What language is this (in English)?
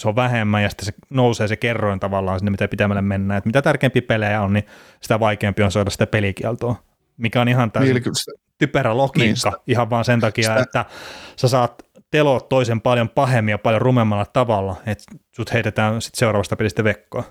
Finnish